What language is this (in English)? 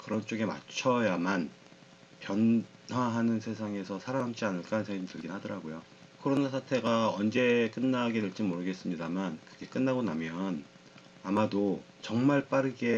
Korean